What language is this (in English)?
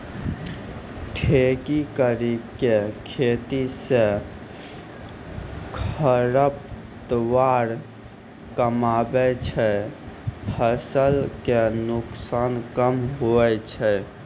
Maithili